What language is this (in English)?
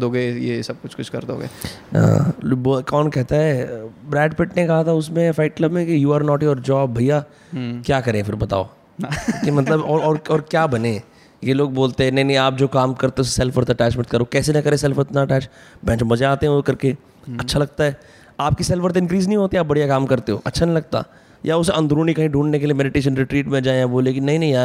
Hindi